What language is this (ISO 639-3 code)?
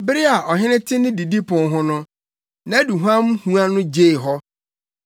aka